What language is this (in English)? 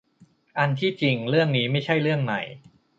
Thai